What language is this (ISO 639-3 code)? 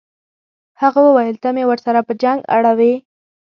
pus